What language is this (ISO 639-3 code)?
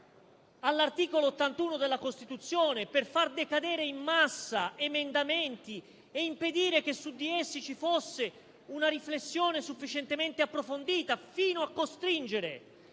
ita